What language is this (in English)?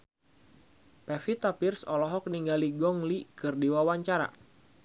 Sundanese